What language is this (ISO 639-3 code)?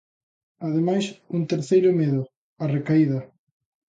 glg